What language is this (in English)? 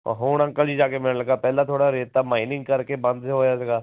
Punjabi